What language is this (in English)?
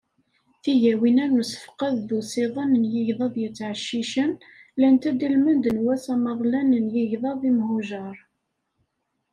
Kabyle